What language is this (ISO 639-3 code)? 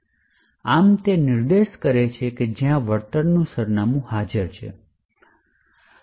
guj